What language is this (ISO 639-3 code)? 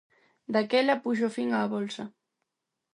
glg